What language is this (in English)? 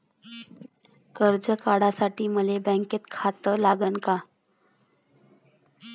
Marathi